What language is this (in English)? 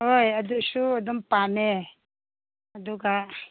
Manipuri